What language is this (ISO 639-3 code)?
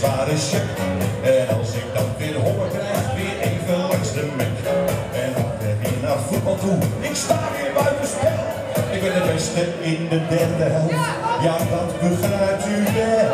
nld